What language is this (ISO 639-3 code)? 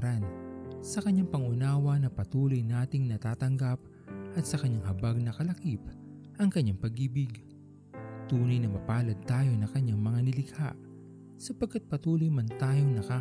fil